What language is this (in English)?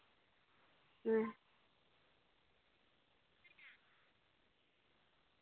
Santali